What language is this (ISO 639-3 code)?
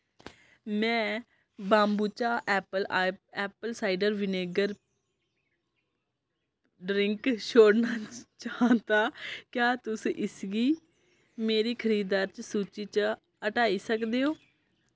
doi